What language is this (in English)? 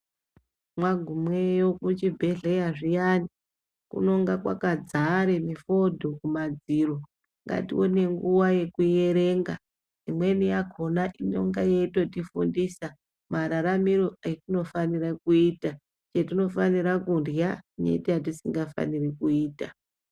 Ndau